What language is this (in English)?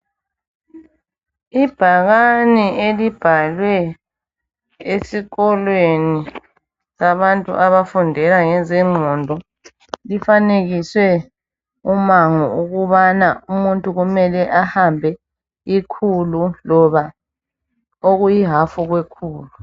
North Ndebele